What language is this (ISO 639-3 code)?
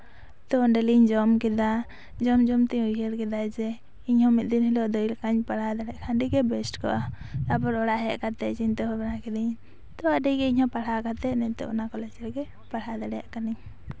sat